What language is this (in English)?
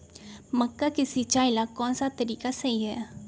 Magahi